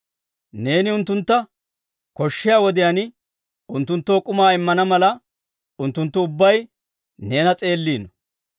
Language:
Dawro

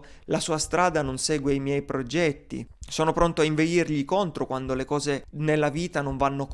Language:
Italian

